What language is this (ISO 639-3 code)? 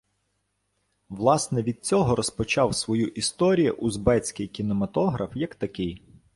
ukr